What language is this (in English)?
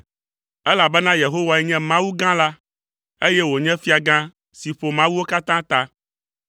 Ewe